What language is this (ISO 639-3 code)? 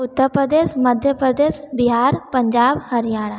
hin